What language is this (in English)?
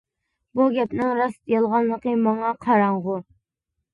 Uyghur